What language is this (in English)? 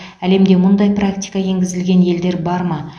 Kazakh